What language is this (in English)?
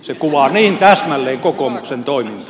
Finnish